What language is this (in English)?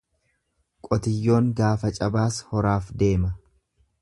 Oromo